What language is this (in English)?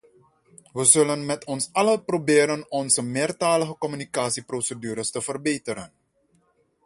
Dutch